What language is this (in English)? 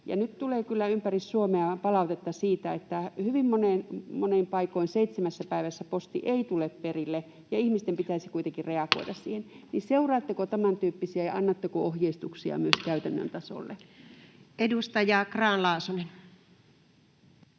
Finnish